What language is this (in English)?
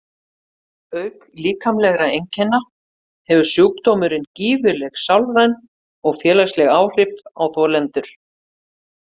Icelandic